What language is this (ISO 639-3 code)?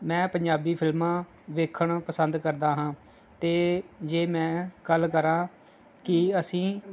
pan